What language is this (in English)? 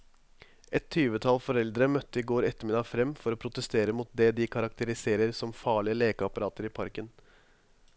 Norwegian